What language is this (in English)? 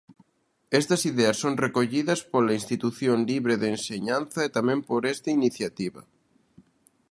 Galician